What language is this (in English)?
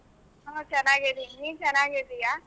Kannada